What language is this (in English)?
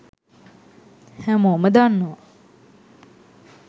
Sinhala